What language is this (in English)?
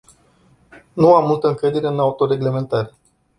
Romanian